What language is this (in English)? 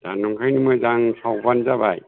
Bodo